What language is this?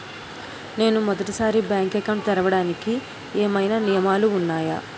Telugu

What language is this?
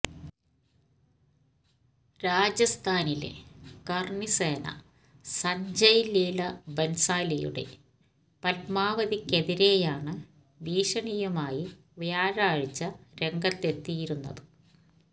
Malayalam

